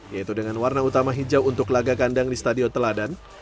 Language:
Indonesian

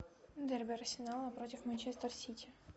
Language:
Russian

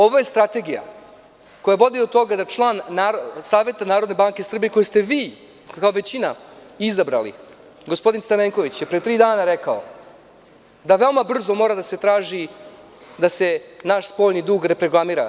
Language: Serbian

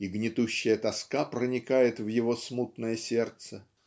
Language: Russian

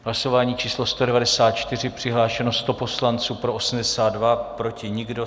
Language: Czech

